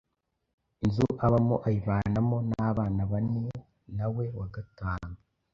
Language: Kinyarwanda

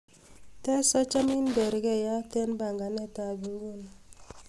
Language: Kalenjin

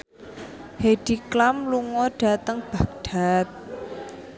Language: Javanese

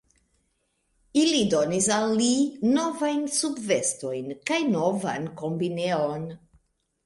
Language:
Esperanto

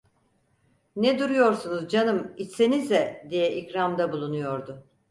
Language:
Turkish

